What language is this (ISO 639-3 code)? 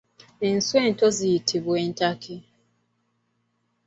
lug